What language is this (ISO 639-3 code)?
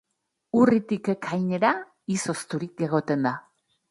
eus